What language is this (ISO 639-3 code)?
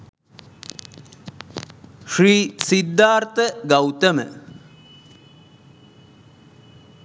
sin